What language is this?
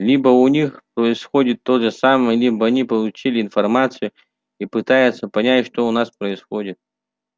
Russian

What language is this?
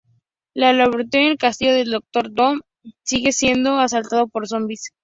Spanish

